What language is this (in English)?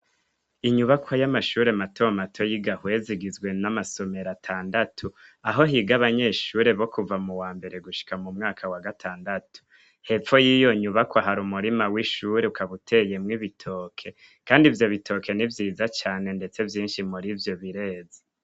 Rundi